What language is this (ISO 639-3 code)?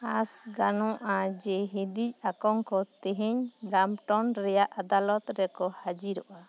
sat